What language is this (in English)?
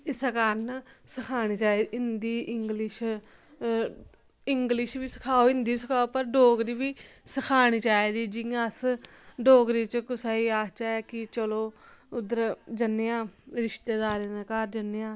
Dogri